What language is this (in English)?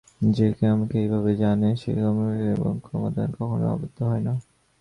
Bangla